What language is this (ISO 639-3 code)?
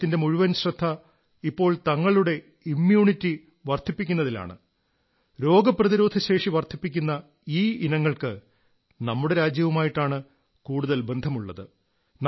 mal